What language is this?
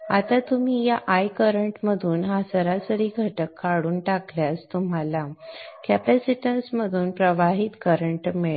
Marathi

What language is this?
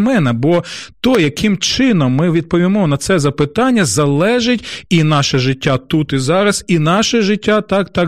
Ukrainian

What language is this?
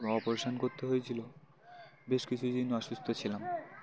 Bangla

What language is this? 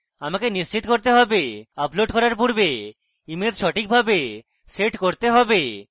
Bangla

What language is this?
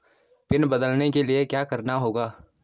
Hindi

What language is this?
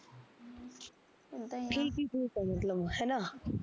Punjabi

